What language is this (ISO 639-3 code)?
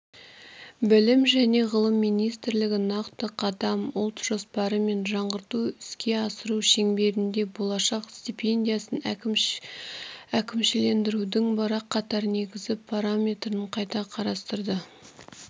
kaz